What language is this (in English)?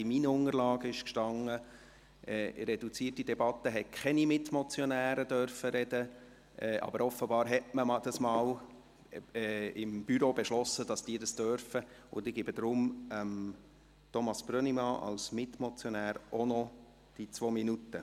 Swiss German